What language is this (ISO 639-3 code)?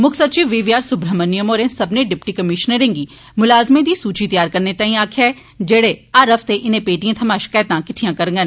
doi